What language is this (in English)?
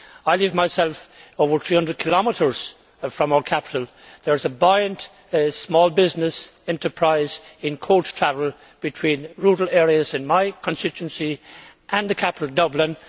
English